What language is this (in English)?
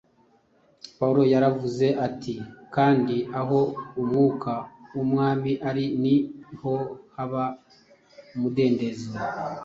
Kinyarwanda